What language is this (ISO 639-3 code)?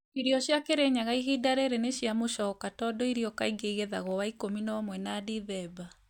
kik